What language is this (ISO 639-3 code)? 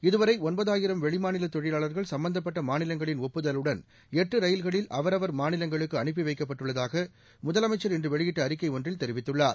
tam